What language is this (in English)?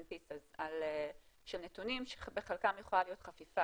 Hebrew